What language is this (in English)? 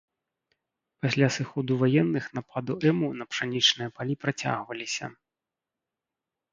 Belarusian